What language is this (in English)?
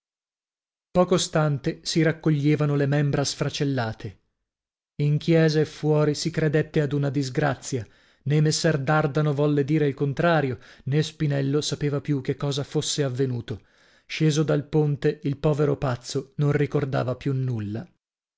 Italian